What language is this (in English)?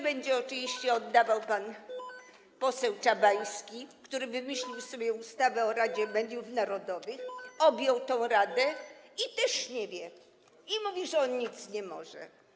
Polish